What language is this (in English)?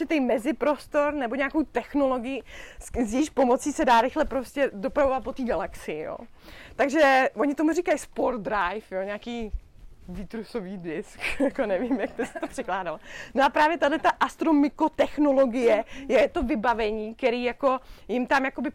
Czech